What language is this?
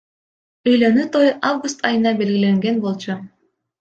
Kyrgyz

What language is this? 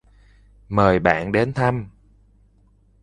Vietnamese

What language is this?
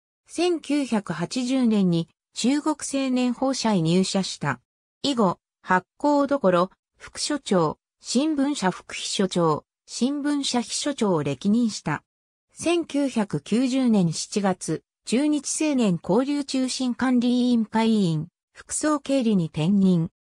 Japanese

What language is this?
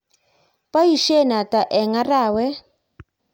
Kalenjin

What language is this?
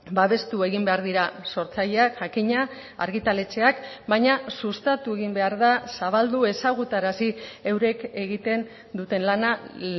Basque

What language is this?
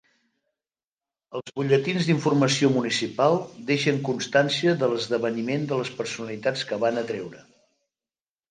Catalan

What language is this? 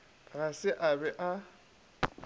Northern Sotho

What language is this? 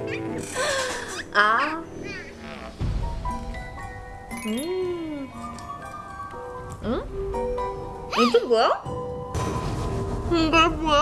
Korean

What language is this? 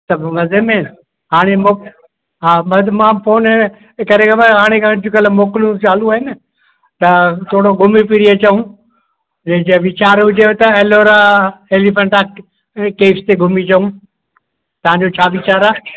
Sindhi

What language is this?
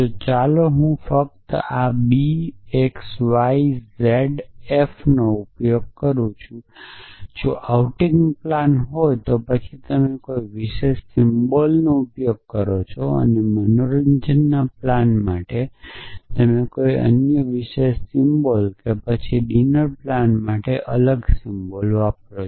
Gujarati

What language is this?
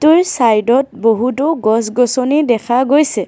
Assamese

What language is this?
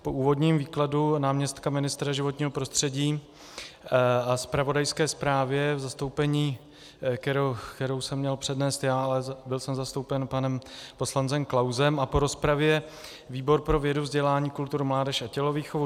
Czech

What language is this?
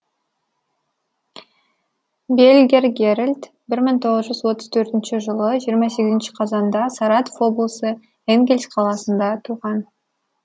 Kazakh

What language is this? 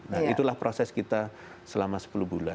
Indonesian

